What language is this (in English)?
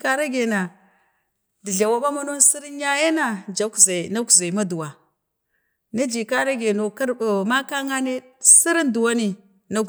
Bade